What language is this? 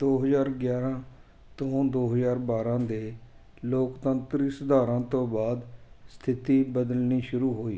Punjabi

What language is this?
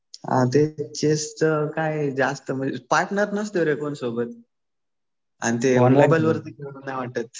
Marathi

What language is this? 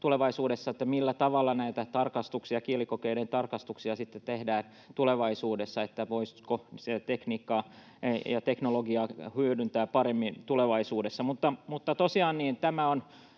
Finnish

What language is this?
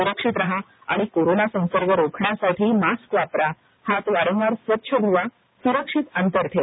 Marathi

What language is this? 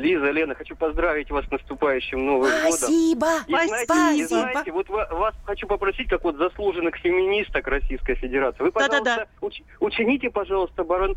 Russian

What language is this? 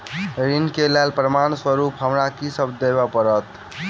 Maithili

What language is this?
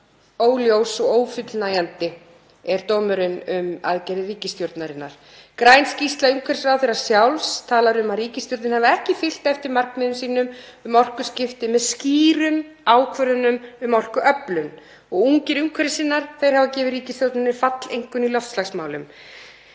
Icelandic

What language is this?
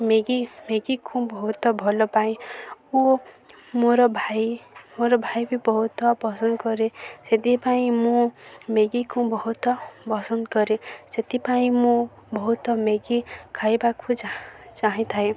Odia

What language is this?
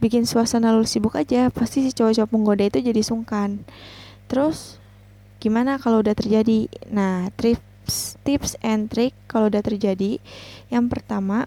Indonesian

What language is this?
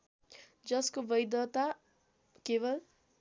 Nepali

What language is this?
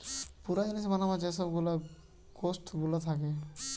Bangla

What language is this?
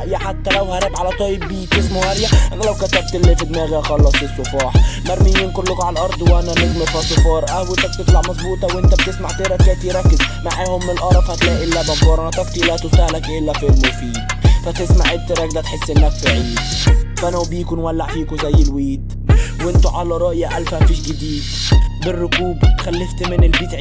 Arabic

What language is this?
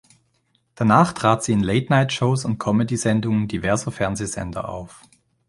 German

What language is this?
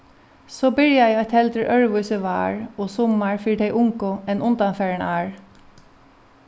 Faroese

